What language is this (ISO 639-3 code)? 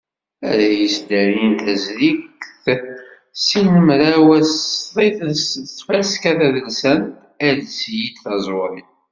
kab